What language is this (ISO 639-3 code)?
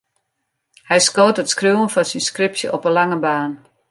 fry